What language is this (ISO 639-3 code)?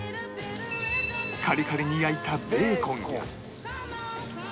jpn